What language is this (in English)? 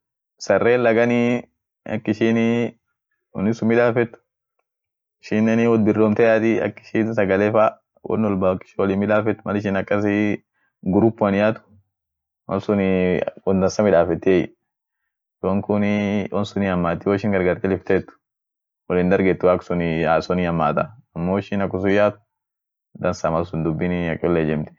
Orma